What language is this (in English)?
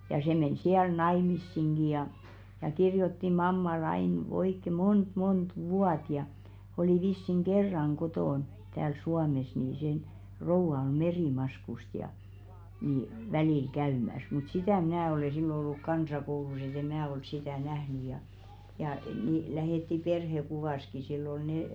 Finnish